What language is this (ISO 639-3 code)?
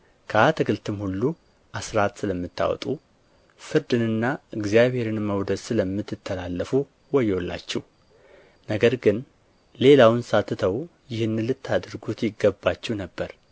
amh